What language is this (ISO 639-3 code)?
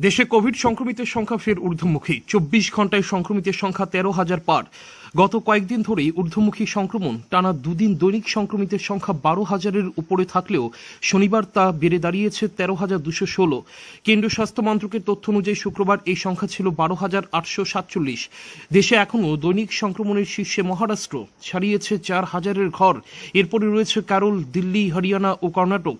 ron